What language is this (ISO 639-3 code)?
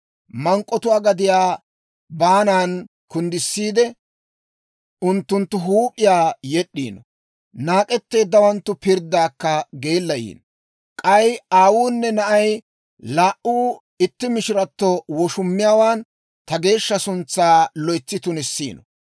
dwr